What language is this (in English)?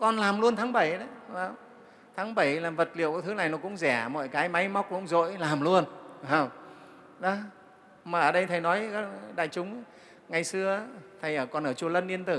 Vietnamese